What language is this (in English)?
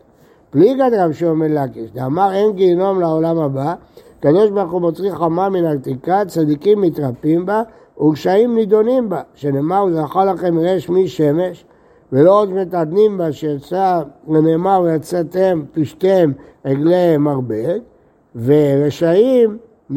Hebrew